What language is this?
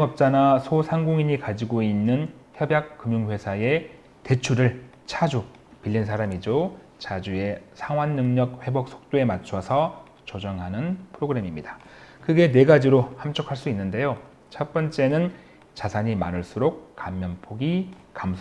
Korean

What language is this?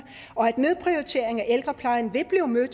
Danish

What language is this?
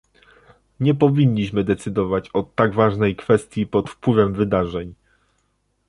Polish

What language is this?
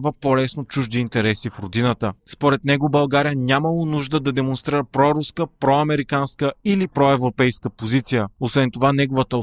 Bulgarian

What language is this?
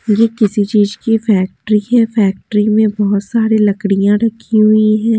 Hindi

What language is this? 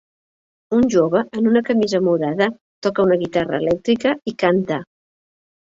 Catalan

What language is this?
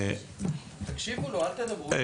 Hebrew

